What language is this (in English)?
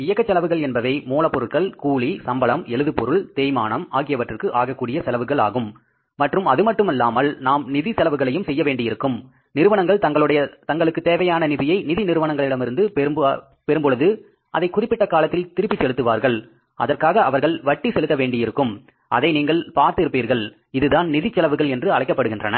Tamil